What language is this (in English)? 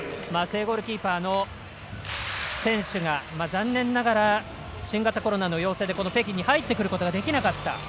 Japanese